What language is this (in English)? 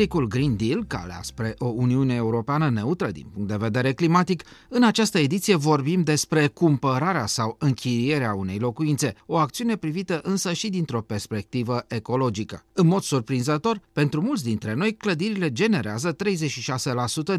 Romanian